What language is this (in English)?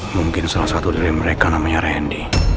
Indonesian